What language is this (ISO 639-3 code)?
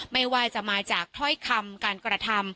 tha